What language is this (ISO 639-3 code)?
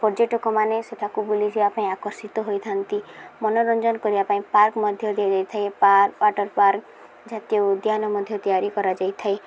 ori